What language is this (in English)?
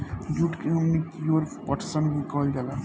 Bhojpuri